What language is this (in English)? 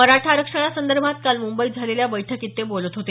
Marathi